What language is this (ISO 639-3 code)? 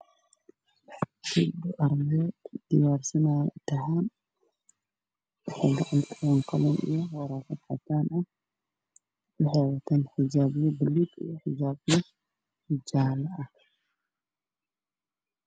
som